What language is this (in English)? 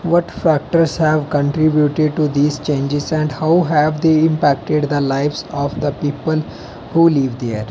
Dogri